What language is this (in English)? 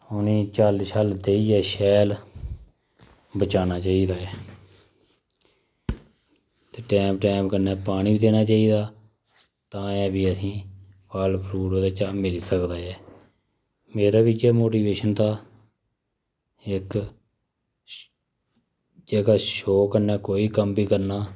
Dogri